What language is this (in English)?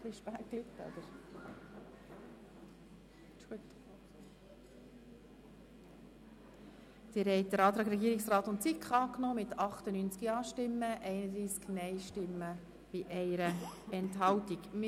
Swiss German